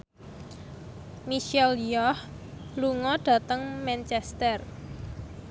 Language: Javanese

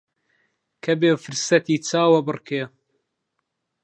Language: Central Kurdish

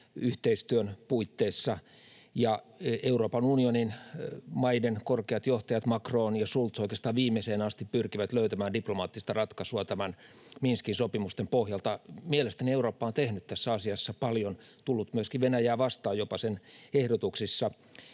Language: Finnish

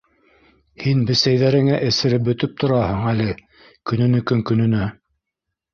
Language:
Bashkir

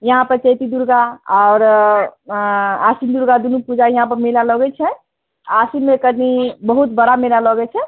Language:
Maithili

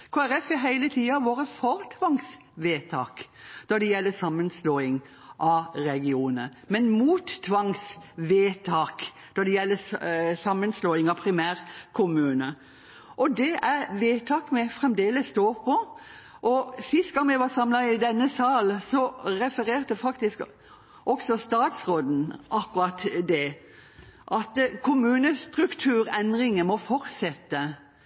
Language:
Norwegian Bokmål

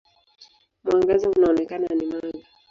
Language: Swahili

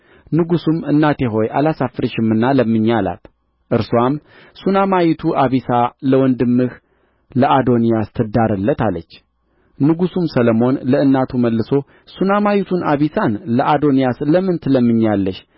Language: Amharic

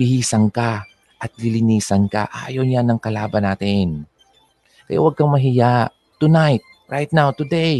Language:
Filipino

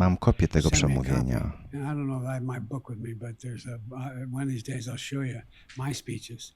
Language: Polish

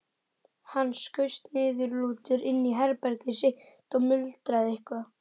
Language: Icelandic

